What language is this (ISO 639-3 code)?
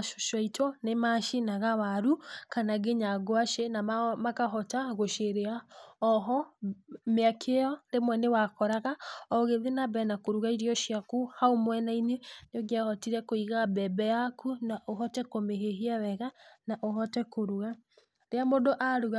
kik